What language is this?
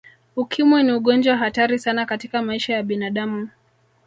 Swahili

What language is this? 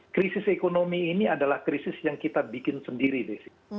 Indonesian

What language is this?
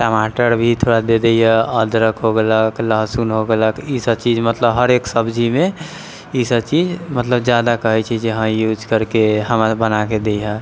Maithili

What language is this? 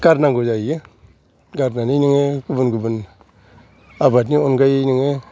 Bodo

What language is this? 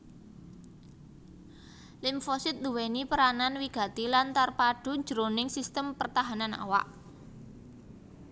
Javanese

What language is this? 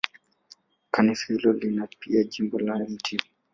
Swahili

